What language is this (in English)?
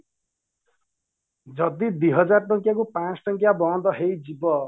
Odia